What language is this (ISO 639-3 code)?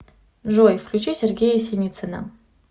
rus